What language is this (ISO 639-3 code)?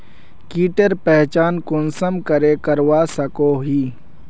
mag